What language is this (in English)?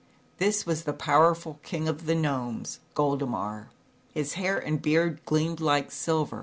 English